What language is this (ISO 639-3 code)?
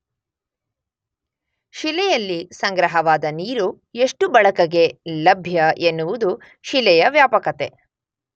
kan